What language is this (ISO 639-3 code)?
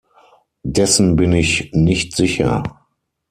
deu